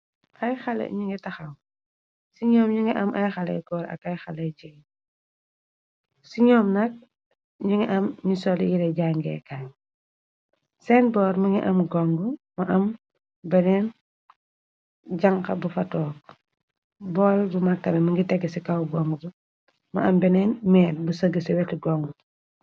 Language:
Wolof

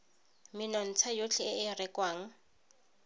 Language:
Tswana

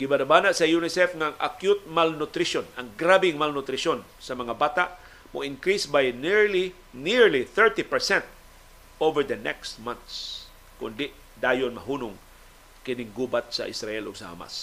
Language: Filipino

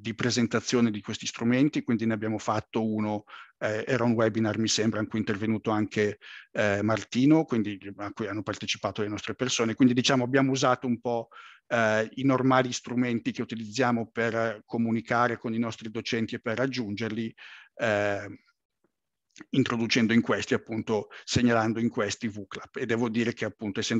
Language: Italian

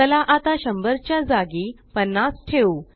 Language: Marathi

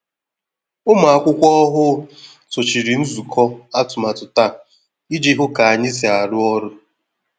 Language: Igbo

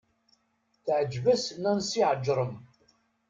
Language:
Kabyle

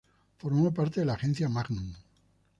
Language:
Spanish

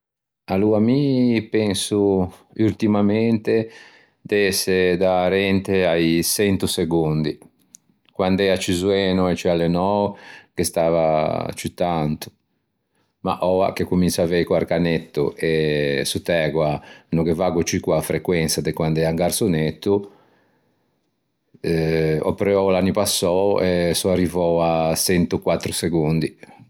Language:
Ligurian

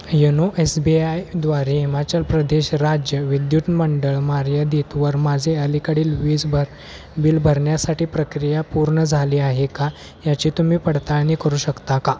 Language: Marathi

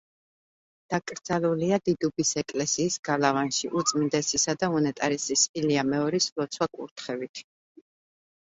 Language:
Georgian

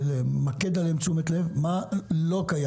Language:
Hebrew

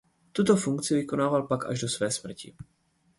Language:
Czech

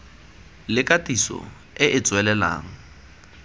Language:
Tswana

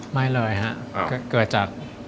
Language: Thai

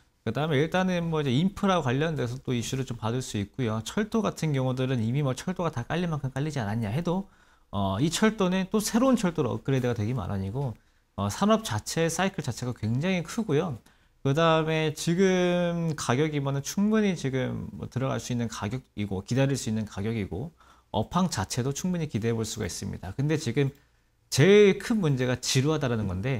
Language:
Korean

